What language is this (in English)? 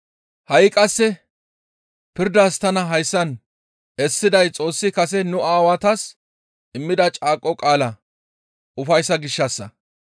Gamo